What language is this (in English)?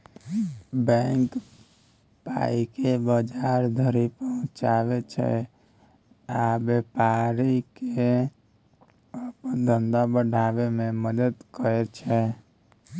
Maithili